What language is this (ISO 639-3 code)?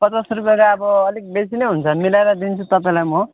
nep